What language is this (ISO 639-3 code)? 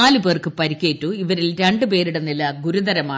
mal